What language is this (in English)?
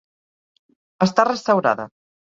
Catalan